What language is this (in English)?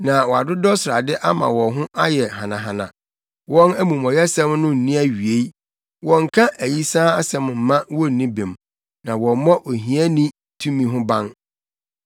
Akan